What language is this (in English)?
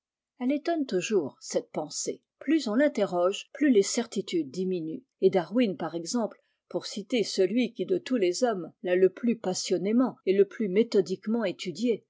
French